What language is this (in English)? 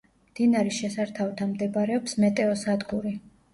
Georgian